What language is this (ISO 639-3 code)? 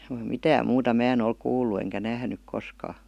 fin